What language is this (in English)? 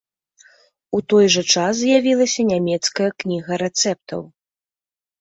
Belarusian